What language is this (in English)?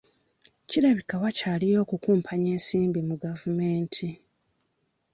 Ganda